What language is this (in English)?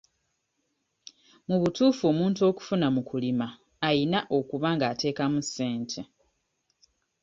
Ganda